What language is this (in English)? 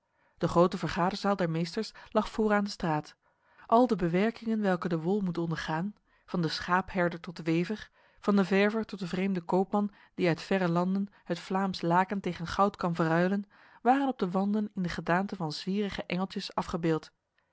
Dutch